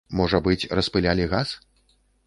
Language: Belarusian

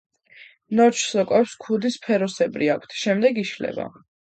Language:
Georgian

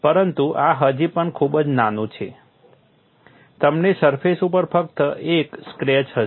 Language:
Gujarati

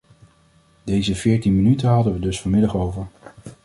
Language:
Dutch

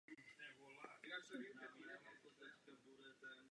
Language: Czech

